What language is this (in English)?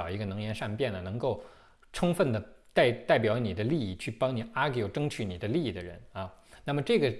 Chinese